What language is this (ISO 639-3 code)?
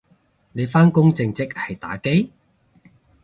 yue